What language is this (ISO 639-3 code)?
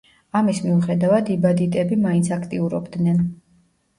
kat